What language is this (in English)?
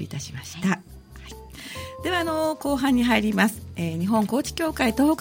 Japanese